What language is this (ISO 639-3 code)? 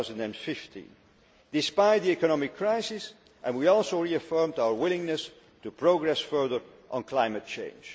eng